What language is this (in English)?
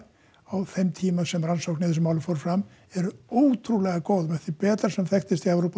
Icelandic